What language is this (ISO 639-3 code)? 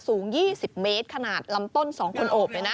tha